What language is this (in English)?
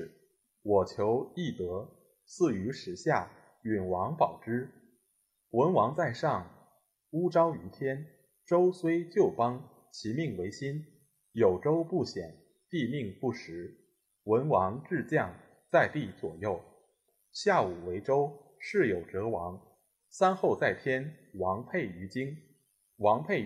Chinese